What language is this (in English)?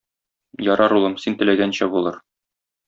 Tatar